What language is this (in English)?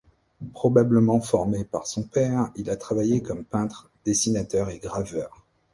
French